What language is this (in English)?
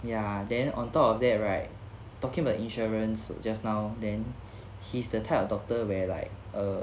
English